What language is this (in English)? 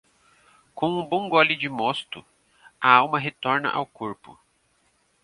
Portuguese